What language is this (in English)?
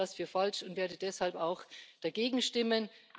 German